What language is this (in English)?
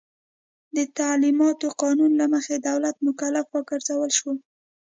Pashto